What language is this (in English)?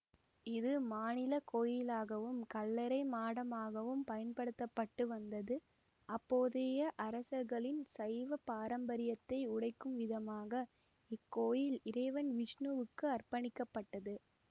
Tamil